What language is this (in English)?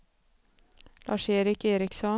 Swedish